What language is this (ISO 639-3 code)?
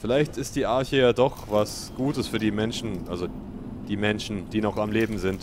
deu